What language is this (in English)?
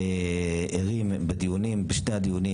Hebrew